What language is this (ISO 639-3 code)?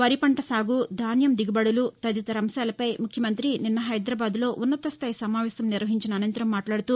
tel